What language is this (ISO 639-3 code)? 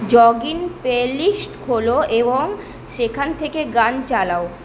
ben